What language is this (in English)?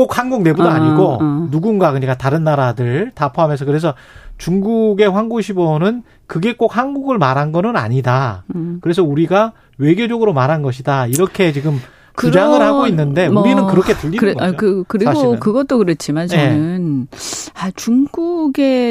Korean